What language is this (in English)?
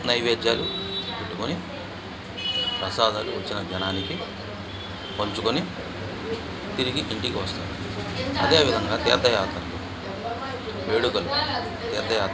Telugu